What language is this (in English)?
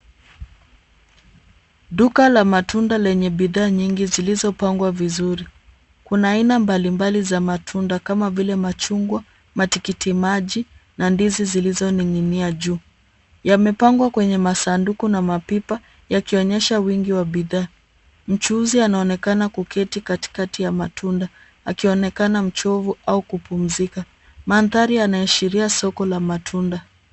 Swahili